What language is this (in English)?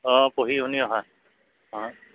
Assamese